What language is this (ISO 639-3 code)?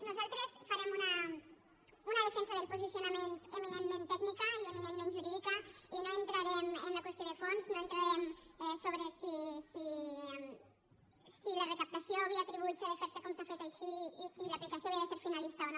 cat